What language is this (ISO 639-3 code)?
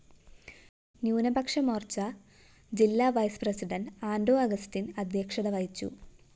mal